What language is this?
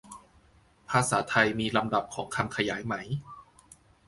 Thai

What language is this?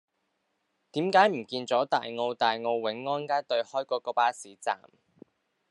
Cantonese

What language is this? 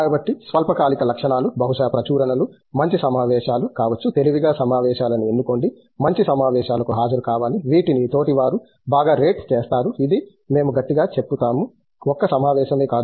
Telugu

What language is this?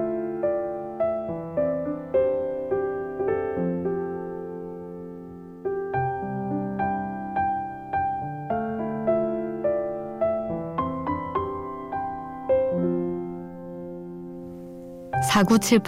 Korean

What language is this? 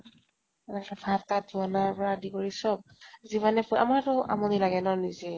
Assamese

